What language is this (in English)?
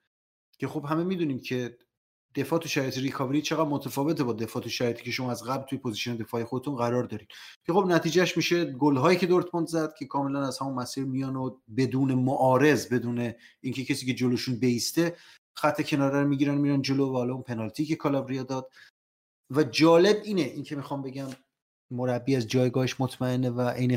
Persian